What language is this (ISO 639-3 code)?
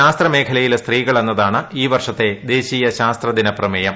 mal